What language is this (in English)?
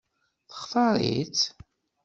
Kabyle